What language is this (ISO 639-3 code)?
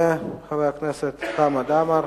heb